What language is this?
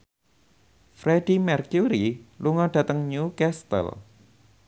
Javanese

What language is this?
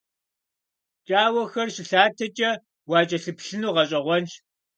Kabardian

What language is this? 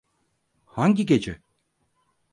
Turkish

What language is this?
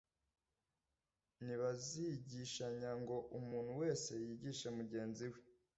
Kinyarwanda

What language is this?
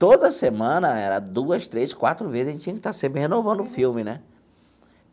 Portuguese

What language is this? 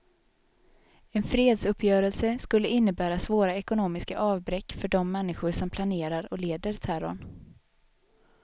Swedish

